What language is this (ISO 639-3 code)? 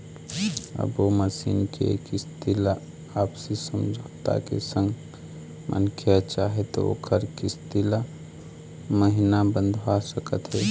hne